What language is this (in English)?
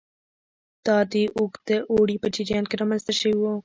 Pashto